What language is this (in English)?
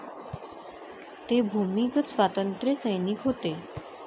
Marathi